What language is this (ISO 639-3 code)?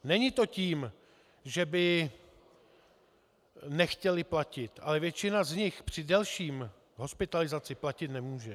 ces